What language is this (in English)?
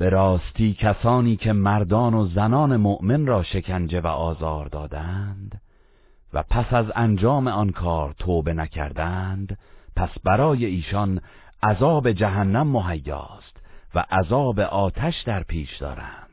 Persian